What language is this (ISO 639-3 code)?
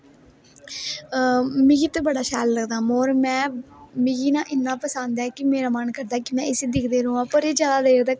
doi